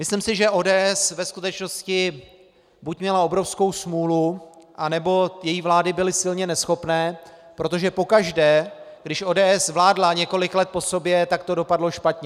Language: Czech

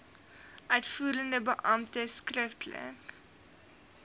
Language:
Afrikaans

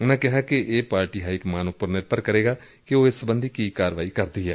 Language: Punjabi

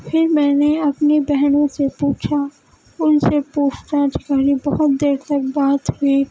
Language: Urdu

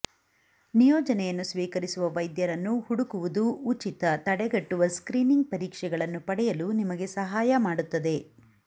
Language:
Kannada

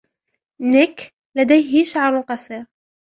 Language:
Arabic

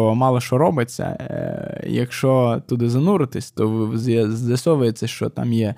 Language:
Ukrainian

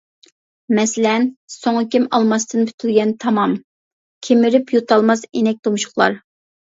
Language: Uyghur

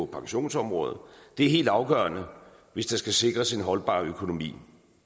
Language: Danish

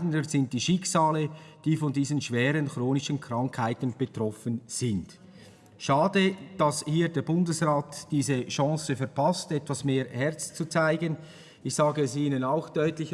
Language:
German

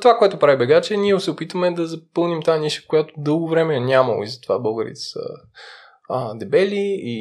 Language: Bulgarian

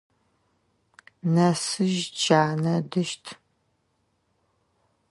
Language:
Adyghe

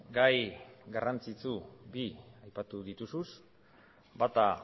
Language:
Basque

